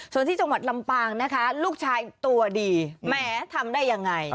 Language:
Thai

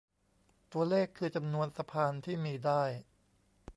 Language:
Thai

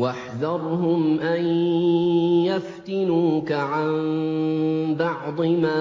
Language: Arabic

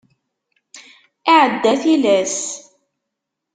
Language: Kabyle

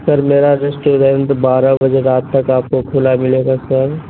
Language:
Urdu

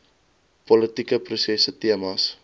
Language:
Afrikaans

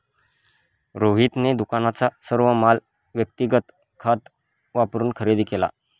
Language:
Marathi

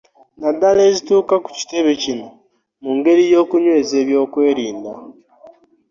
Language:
Ganda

